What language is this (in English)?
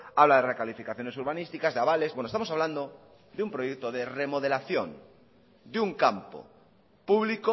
Spanish